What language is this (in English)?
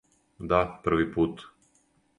Serbian